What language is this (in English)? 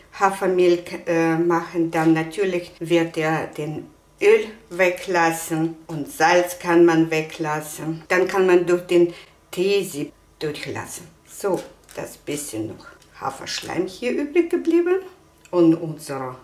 German